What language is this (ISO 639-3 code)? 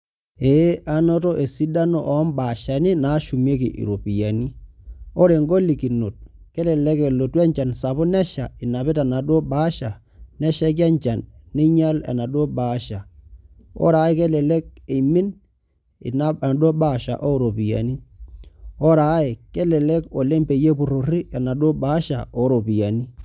mas